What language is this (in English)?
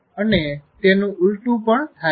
Gujarati